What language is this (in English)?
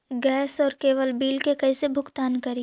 Magahi